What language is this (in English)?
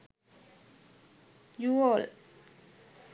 Sinhala